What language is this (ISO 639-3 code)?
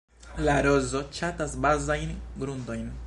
epo